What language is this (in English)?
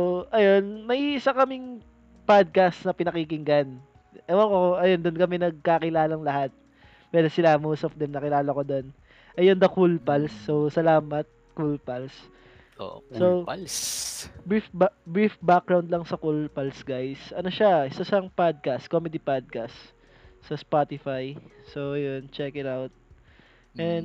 Filipino